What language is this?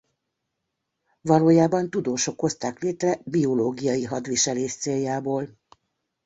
Hungarian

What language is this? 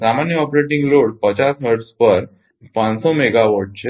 Gujarati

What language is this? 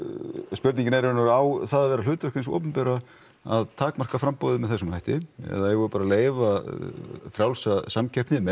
Icelandic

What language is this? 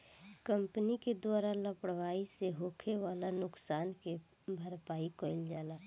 Bhojpuri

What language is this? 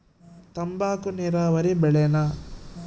Kannada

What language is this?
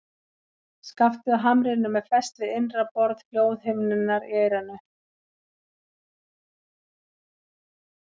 Icelandic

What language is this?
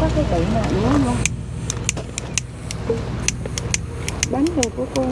Vietnamese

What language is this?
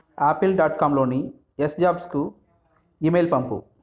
Telugu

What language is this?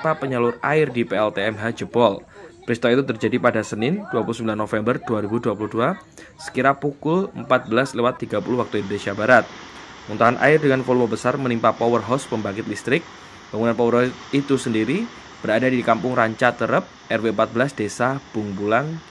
Indonesian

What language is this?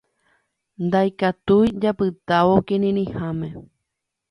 Guarani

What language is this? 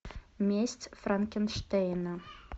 Russian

